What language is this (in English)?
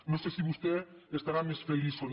Catalan